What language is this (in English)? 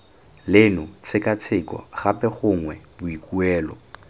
Tswana